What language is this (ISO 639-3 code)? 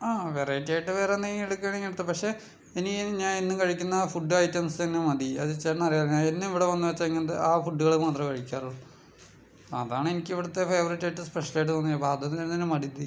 mal